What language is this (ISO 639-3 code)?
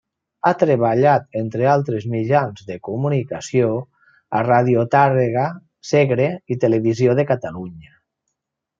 cat